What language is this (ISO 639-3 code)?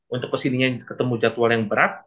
ind